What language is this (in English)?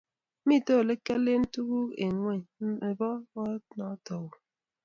Kalenjin